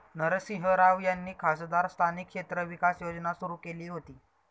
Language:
Marathi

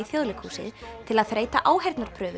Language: Icelandic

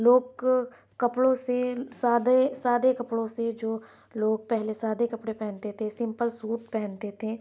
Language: Urdu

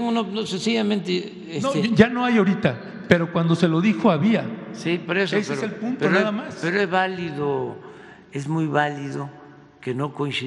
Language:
Spanish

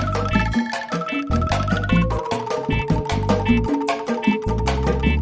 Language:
Indonesian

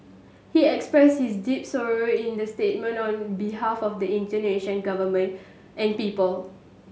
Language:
English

